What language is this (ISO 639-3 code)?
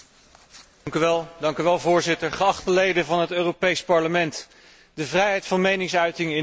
nld